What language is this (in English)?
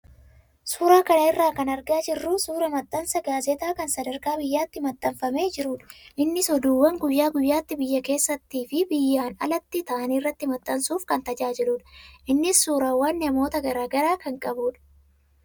Oromo